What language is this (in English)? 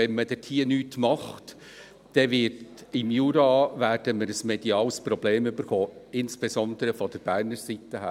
Swiss German